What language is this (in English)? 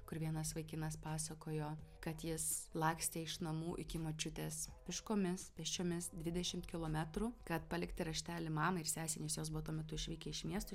Lithuanian